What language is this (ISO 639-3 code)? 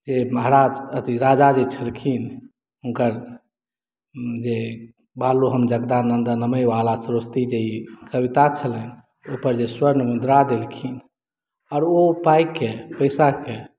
mai